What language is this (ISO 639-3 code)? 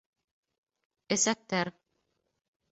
bak